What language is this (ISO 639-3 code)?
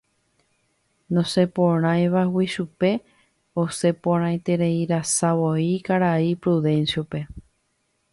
grn